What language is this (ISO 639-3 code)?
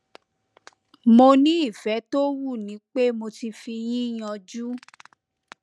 yor